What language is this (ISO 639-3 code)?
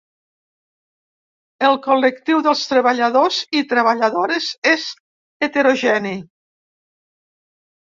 cat